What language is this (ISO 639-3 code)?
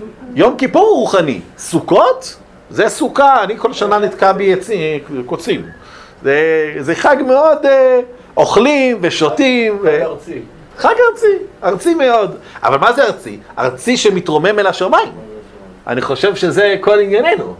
heb